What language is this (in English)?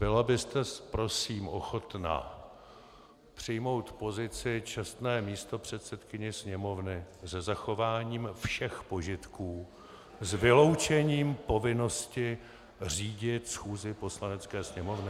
Czech